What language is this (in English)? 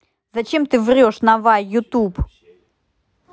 Russian